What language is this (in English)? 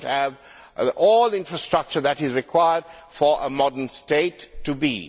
English